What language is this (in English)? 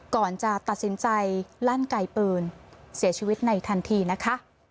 Thai